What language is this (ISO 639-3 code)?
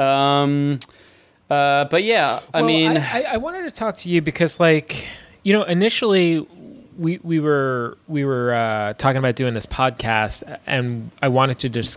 eng